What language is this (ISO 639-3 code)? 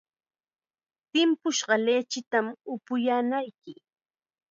qxa